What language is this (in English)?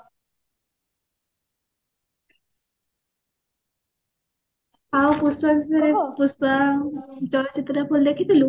Odia